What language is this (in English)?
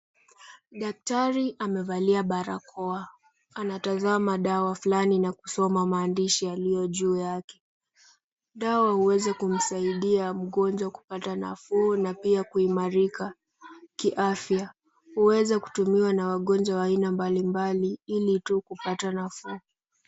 Swahili